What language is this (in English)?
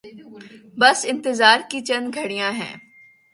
Urdu